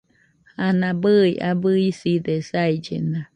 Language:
Nüpode Huitoto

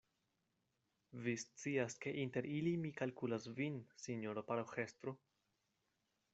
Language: Esperanto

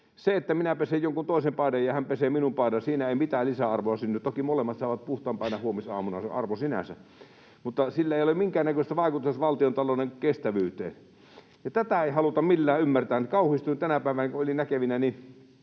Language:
Finnish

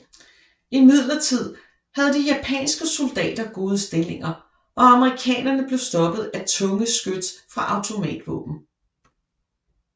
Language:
Danish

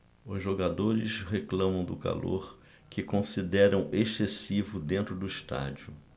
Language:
Portuguese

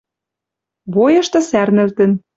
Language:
Western Mari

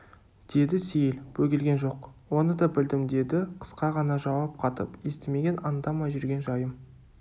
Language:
Kazakh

